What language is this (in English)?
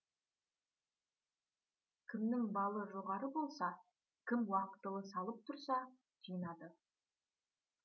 Kazakh